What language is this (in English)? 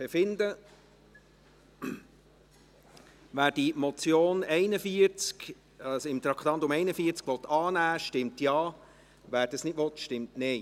Swiss German